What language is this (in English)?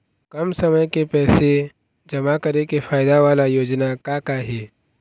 Chhattisgarhi